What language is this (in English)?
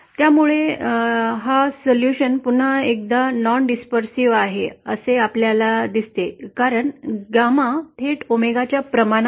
Marathi